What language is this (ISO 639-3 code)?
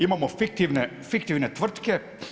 hrv